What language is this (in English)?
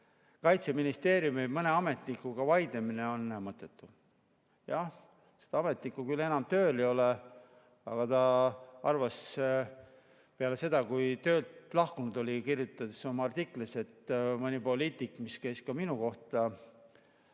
Estonian